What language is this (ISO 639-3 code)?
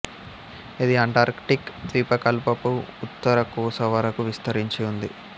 tel